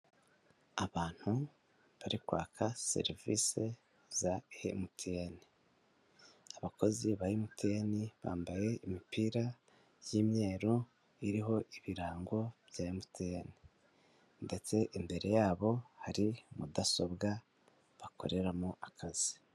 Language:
Kinyarwanda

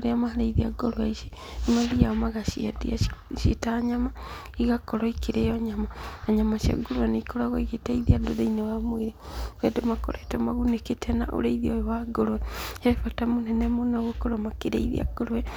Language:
Kikuyu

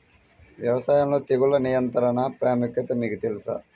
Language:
Telugu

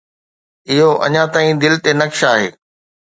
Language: Sindhi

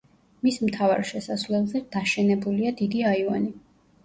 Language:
Georgian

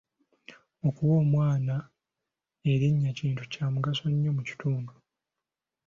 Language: Ganda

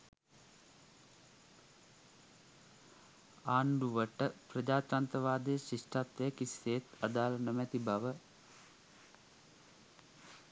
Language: Sinhala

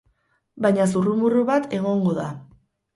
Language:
Basque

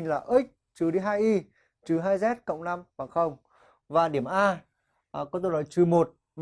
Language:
Vietnamese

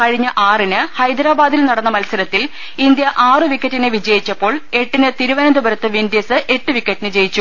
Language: Malayalam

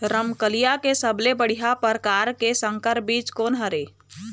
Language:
Chhattisgarhi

